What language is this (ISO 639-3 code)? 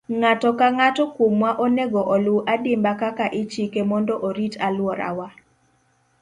luo